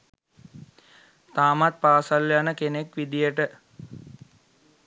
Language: Sinhala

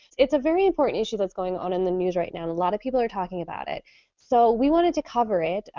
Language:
English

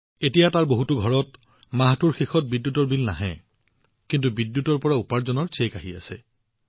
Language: Assamese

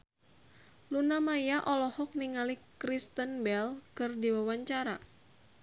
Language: Sundanese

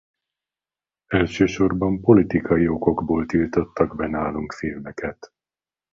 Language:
Hungarian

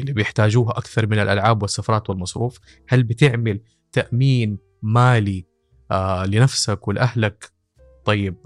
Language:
Arabic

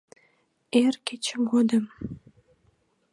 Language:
Mari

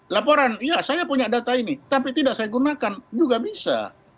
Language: Indonesian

